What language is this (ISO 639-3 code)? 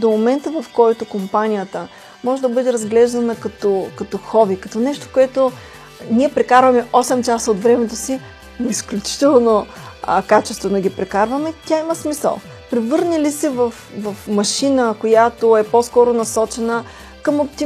bul